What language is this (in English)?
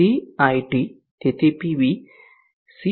Gujarati